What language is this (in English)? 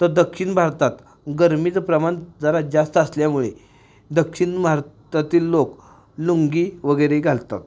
Marathi